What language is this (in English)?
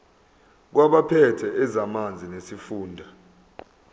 Zulu